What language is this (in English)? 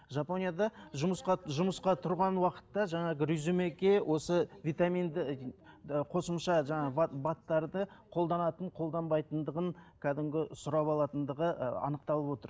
Kazakh